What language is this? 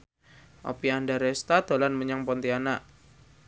Javanese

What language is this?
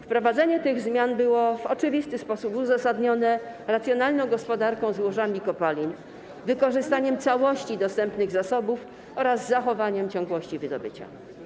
Polish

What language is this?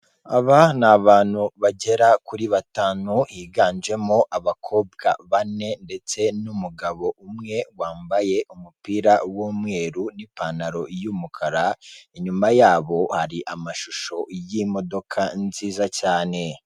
Kinyarwanda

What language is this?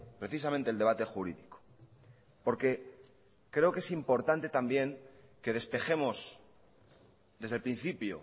Spanish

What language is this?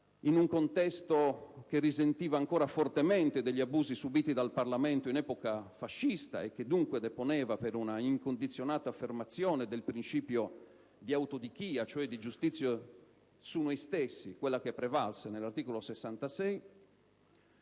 Italian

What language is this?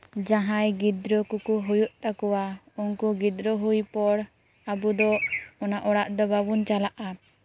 Santali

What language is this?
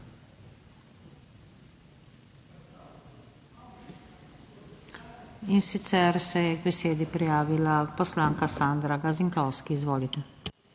Slovenian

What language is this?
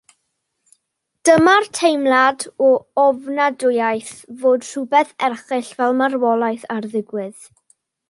Welsh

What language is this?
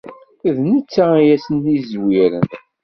Kabyle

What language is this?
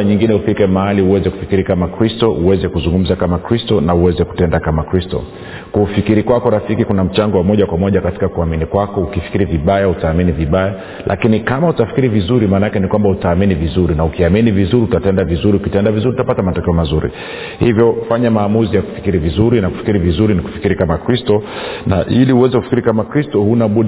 Swahili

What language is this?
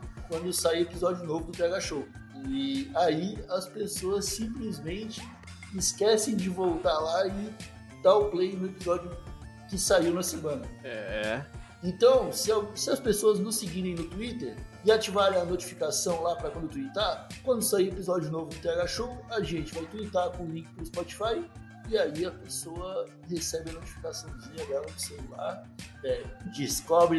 Portuguese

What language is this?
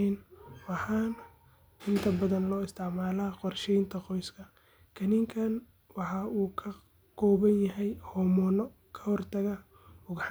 Somali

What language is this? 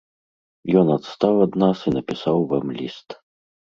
Belarusian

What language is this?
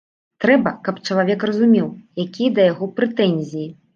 Belarusian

